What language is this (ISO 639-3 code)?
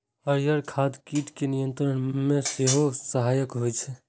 mai